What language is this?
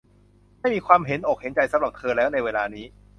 Thai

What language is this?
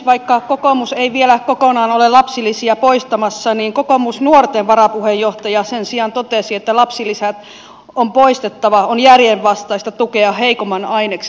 Finnish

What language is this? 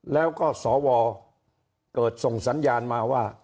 Thai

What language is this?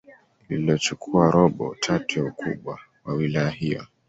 Swahili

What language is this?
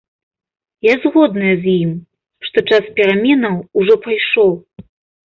Belarusian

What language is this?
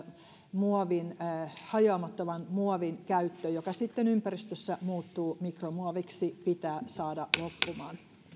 Finnish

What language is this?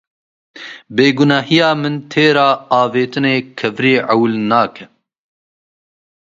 Kurdish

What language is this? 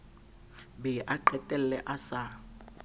Southern Sotho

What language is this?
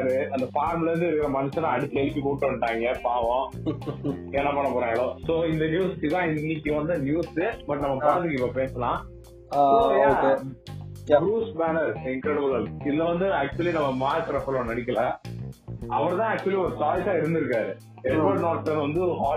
Tamil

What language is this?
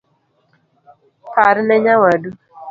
Luo (Kenya and Tanzania)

